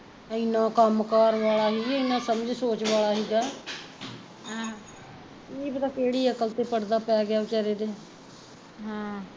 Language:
Punjabi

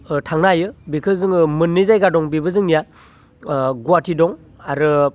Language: Bodo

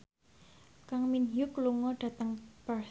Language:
Javanese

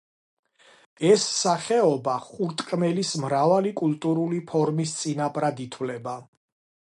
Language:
Georgian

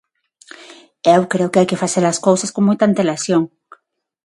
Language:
Galician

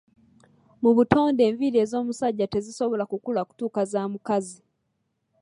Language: Ganda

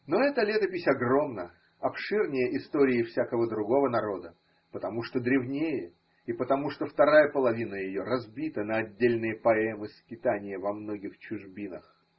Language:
Russian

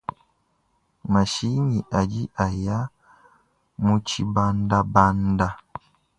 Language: Luba-Lulua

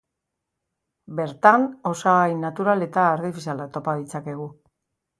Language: Basque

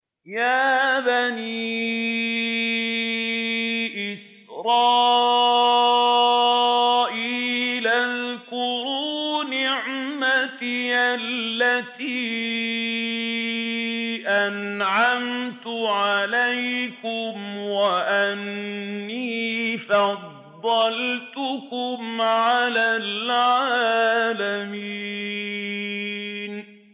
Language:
Arabic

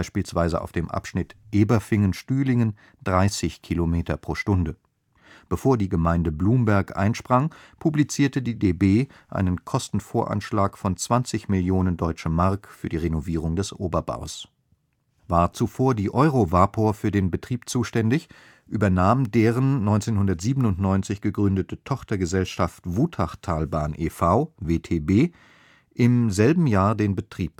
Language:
German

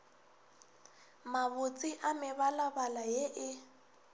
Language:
Northern Sotho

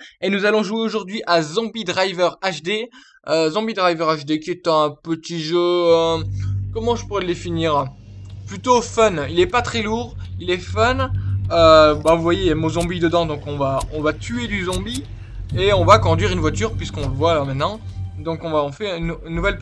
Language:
French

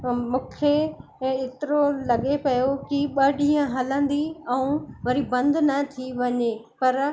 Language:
Sindhi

